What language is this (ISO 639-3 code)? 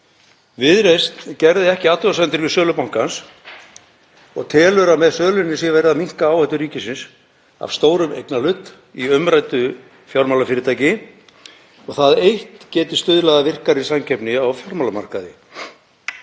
isl